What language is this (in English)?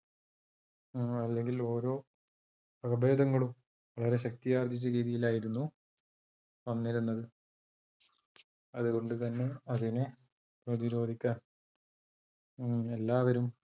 Malayalam